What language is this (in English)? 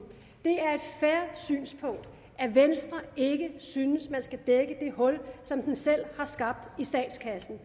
Danish